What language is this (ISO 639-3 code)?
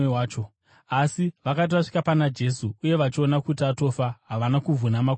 sna